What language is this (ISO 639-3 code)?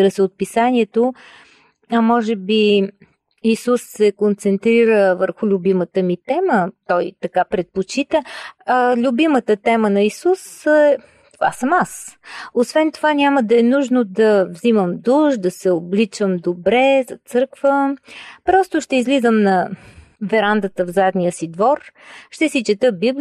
bul